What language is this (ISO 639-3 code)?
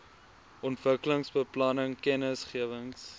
afr